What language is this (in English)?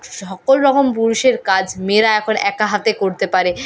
Bangla